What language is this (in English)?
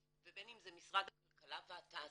Hebrew